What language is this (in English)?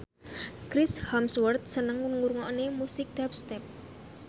Javanese